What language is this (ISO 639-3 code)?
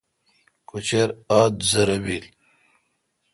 xka